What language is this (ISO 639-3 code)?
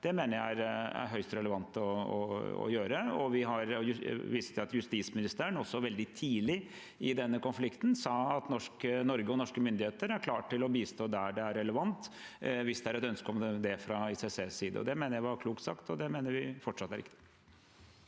nor